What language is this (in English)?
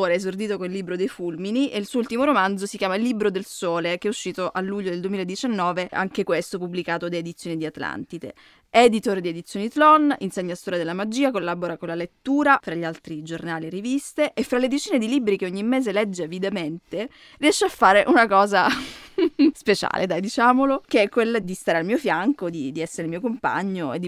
Italian